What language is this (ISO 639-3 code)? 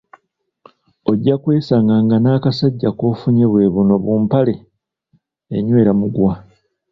lug